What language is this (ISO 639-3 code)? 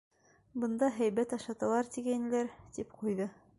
bak